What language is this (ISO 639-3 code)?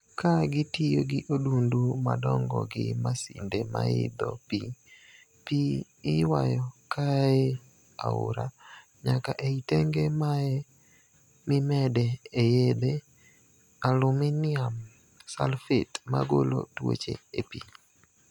luo